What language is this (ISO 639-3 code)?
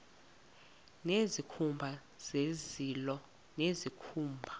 xho